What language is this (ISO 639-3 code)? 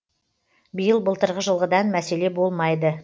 kaz